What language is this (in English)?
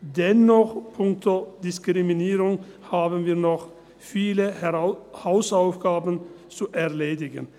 Swiss German